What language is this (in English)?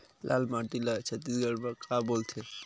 Chhattisgarhi